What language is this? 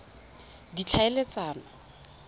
Tswana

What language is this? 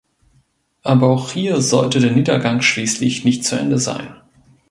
German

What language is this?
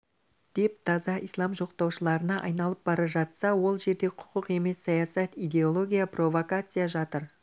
Kazakh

